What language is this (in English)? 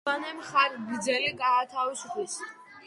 Georgian